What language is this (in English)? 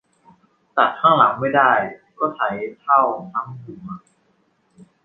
Thai